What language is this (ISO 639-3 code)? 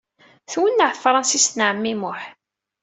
kab